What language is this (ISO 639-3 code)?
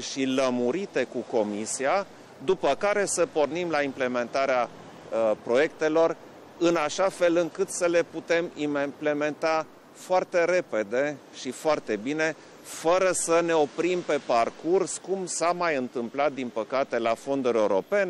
ron